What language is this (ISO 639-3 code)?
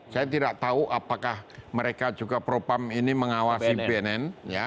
ind